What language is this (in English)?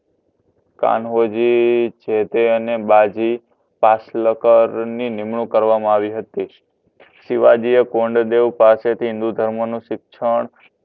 Gujarati